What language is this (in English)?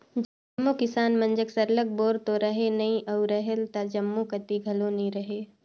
Chhattisgarhi